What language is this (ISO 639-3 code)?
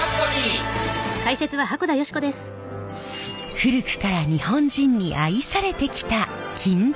jpn